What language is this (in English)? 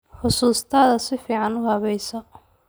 Somali